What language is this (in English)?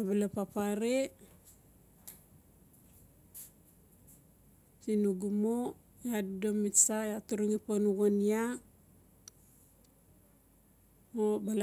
Notsi